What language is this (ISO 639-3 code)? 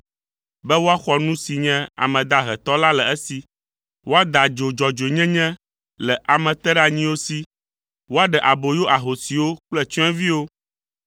ewe